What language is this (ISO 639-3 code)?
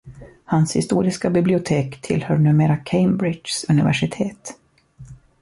swe